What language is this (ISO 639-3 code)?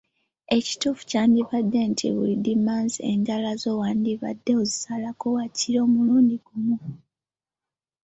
lug